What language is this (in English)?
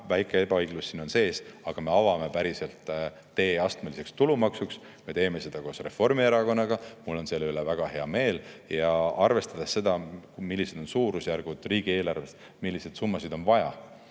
Estonian